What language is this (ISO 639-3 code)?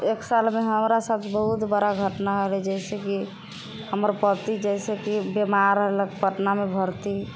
mai